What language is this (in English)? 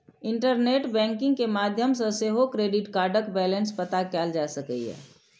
Maithili